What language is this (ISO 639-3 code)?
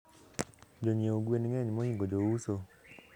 luo